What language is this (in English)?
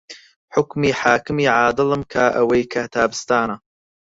Central Kurdish